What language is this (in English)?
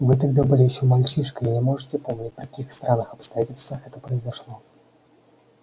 Russian